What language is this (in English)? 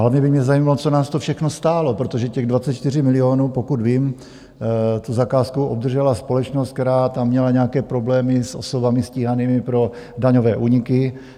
Czech